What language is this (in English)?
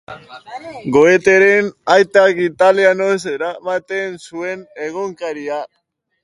Basque